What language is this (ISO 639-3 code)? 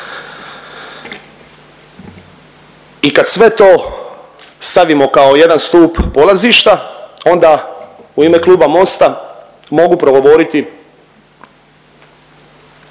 hrv